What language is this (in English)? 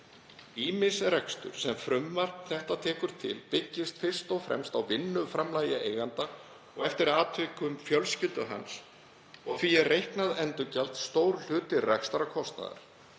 Icelandic